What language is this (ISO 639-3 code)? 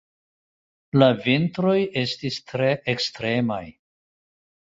epo